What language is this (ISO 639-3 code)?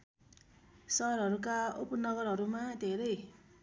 nep